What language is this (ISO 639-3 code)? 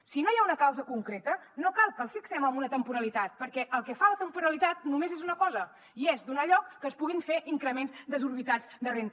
cat